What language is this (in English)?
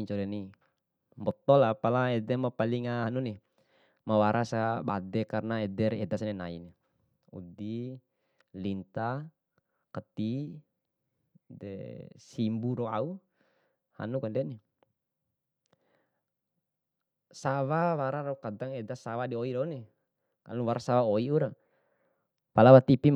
Bima